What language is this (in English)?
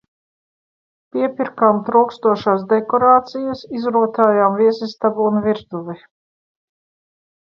Latvian